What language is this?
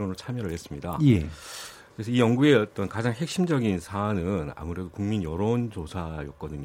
Korean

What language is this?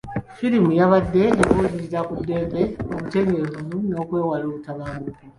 Ganda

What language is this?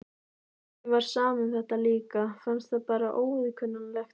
Icelandic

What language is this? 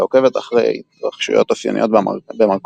Hebrew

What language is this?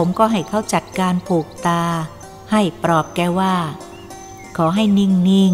Thai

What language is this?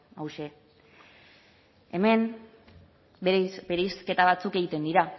Basque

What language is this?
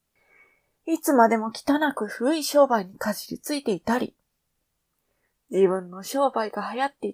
Japanese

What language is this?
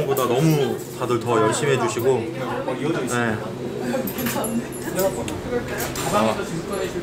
Korean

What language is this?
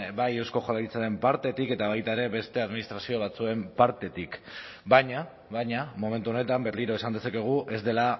Basque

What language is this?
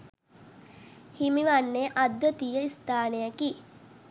Sinhala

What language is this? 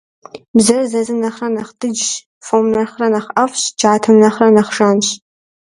Kabardian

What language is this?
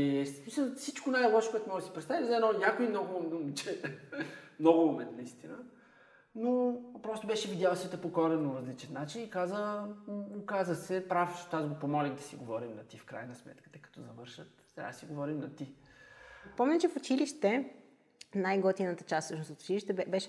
Bulgarian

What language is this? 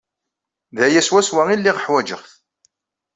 Kabyle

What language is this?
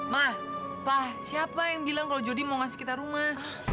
Indonesian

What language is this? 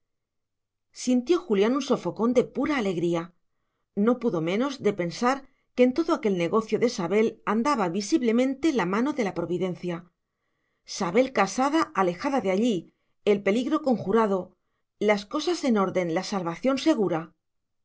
Spanish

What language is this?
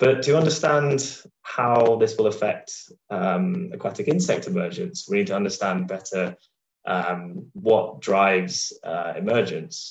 English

